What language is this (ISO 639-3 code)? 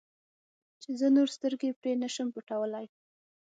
pus